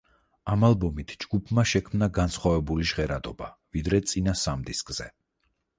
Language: Georgian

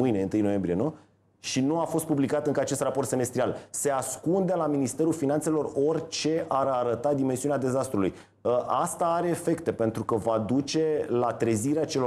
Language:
Romanian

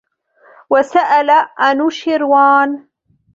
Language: Arabic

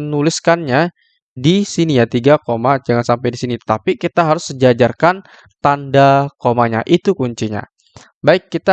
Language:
Indonesian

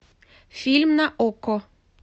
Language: Russian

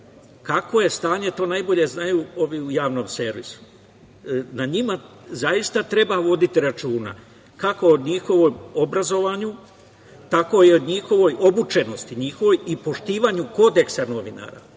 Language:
Serbian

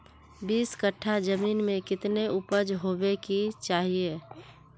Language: Magahi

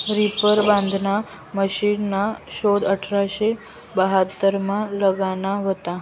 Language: Marathi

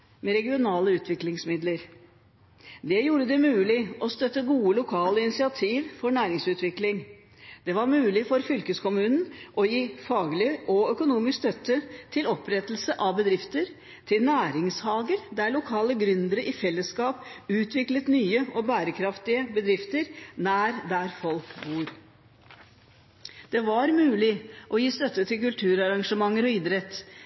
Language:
Norwegian Bokmål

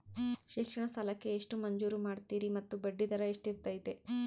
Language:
Kannada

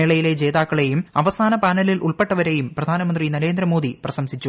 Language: Malayalam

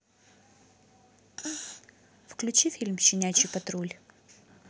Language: Russian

